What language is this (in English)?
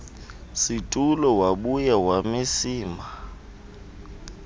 Xhosa